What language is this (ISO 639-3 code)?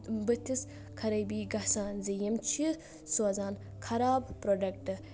kas